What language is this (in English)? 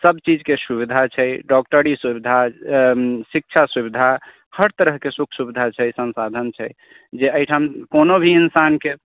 Maithili